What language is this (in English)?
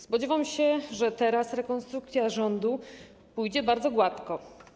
Polish